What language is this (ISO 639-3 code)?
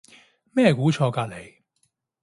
yue